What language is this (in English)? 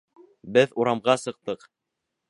Bashkir